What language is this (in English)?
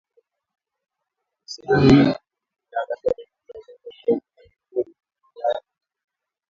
Swahili